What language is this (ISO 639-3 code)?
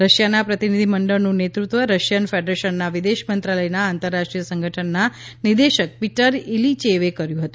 guj